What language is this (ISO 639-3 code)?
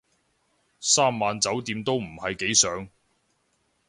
yue